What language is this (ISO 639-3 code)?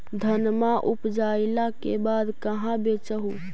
mag